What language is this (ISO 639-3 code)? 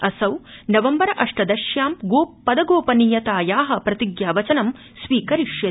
san